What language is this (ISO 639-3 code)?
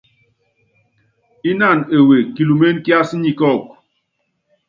yav